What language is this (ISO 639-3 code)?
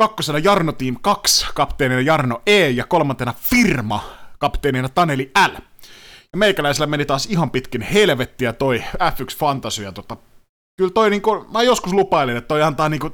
fin